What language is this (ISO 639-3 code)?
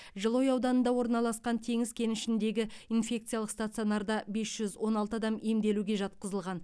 kaz